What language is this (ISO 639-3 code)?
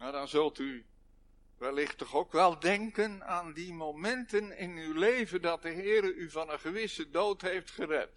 nld